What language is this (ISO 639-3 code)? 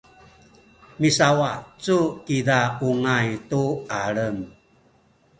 szy